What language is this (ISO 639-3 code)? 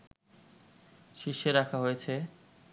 ben